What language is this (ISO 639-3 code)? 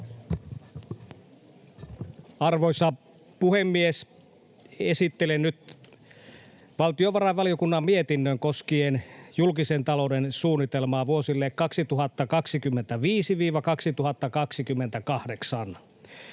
fin